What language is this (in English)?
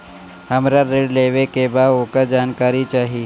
Bhojpuri